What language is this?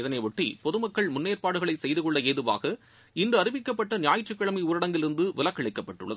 Tamil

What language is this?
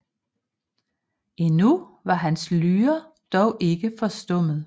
Danish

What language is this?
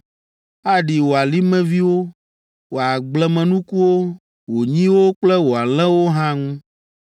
Ewe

